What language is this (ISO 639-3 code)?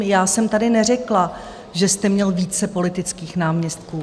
ces